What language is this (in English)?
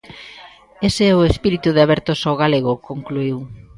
Galician